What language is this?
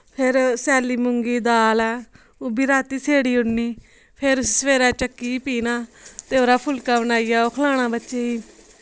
Dogri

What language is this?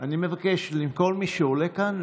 Hebrew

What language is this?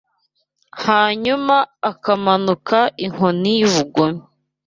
Kinyarwanda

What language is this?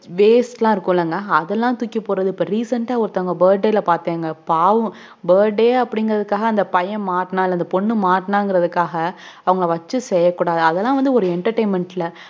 Tamil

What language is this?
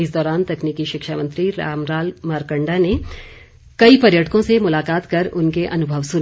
Hindi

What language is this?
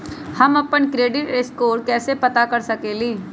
Magahi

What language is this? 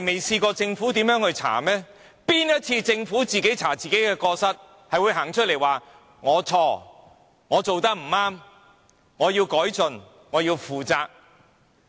Cantonese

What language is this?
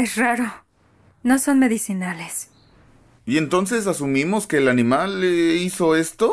Spanish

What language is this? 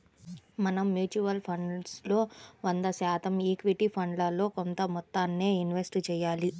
Telugu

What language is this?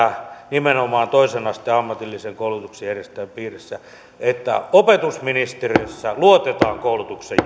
Finnish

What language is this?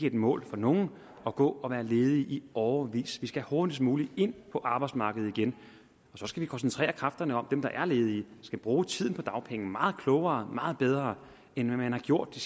Danish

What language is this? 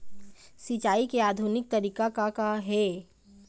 Chhattisgarhi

